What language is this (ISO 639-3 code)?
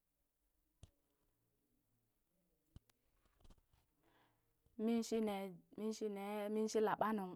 bys